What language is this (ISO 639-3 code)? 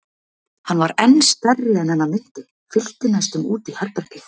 isl